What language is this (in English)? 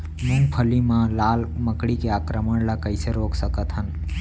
Chhattisgarhi